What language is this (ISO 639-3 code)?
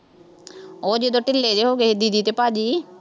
pan